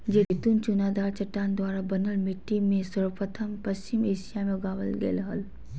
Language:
Magahi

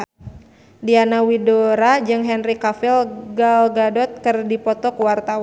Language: Sundanese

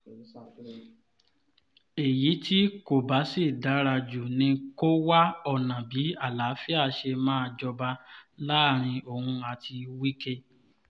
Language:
Yoruba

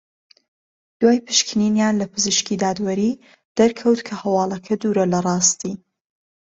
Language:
Central Kurdish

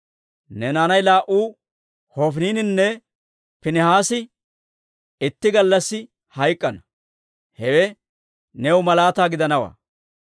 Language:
Dawro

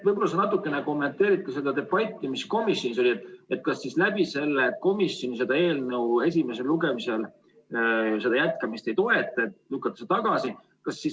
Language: Estonian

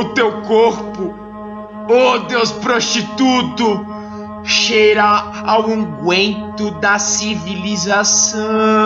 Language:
Portuguese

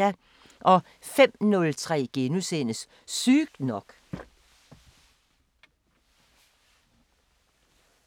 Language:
Danish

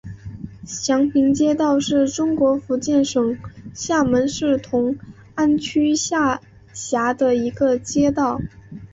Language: Chinese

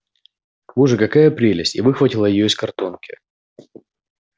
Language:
Russian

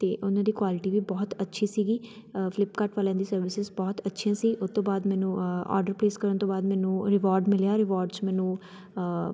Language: Punjabi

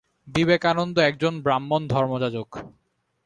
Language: Bangla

